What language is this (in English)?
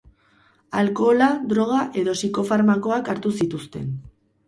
Basque